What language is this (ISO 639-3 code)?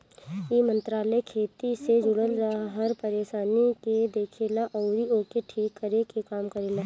bho